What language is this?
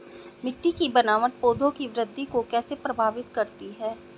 Hindi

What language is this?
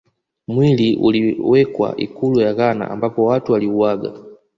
Swahili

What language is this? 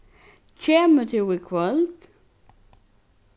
Faroese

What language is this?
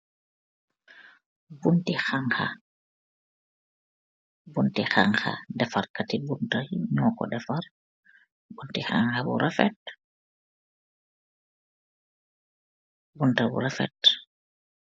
Wolof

